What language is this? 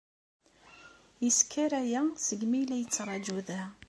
Kabyle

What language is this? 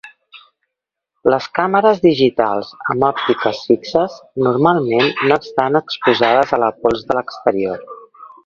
Catalan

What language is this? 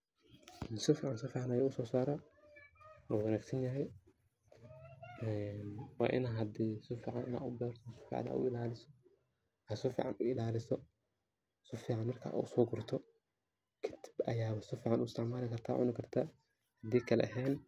Somali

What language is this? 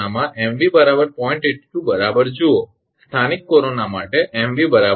Gujarati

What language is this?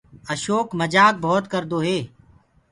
Gurgula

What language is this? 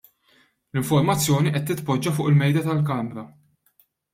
Maltese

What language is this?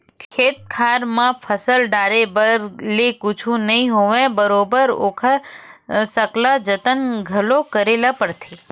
Chhattisgarhi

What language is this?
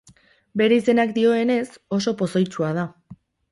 Basque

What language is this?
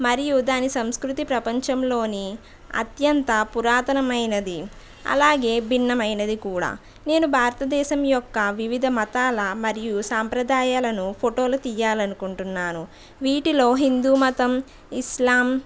Telugu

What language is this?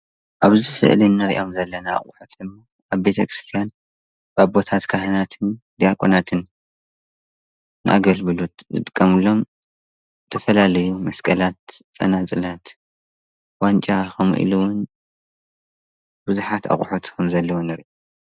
Tigrinya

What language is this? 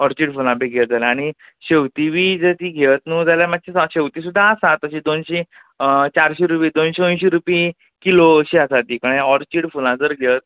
Konkani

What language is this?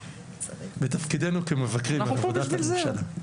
Hebrew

